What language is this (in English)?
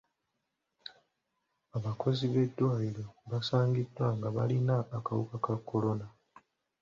Ganda